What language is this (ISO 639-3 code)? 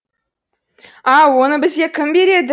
kaz